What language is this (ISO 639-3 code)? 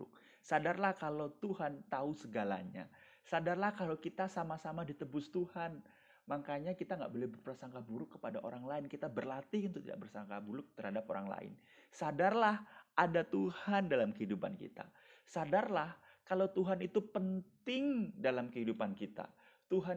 ind